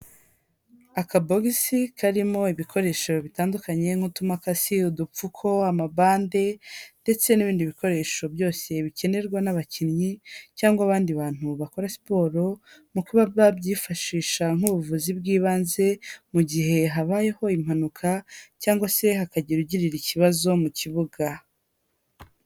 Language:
Kinyarwanda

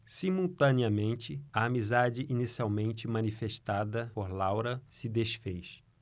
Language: Portuguese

